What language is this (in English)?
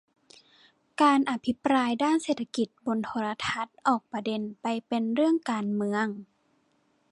Thai